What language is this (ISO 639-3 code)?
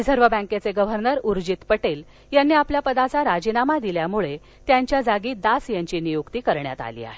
mar